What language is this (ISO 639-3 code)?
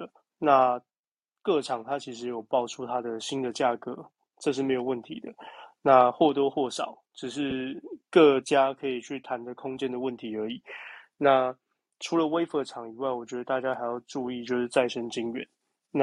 zho